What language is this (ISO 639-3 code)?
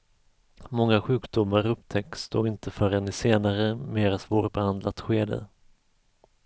swe